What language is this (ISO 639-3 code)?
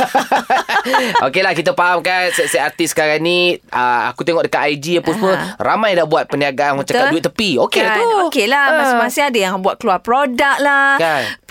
msa